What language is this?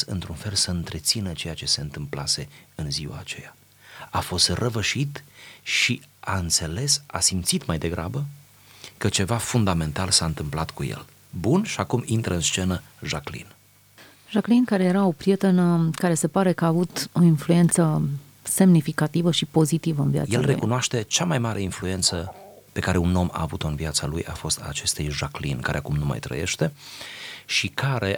Romanian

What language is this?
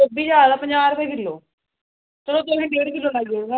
Dogri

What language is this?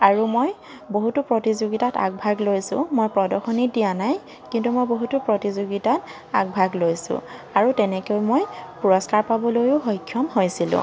Assamese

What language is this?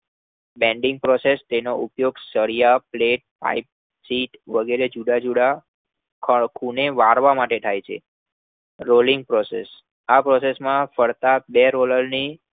Gujarati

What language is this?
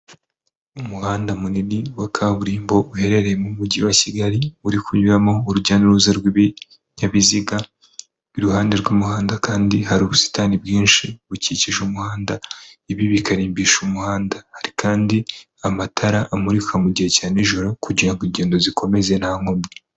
Kinyarwanda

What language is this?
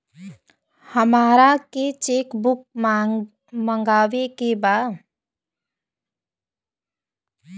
Bhojpuri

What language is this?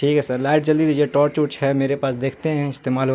Urdu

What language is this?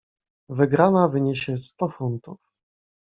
Polish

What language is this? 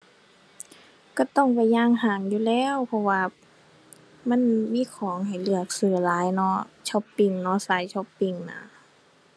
Thai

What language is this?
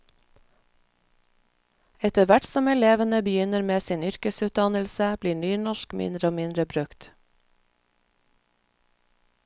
Norwegian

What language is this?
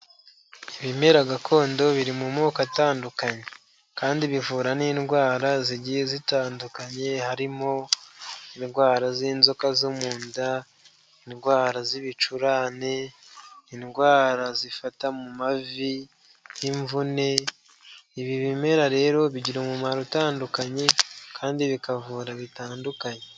Kinyarwanda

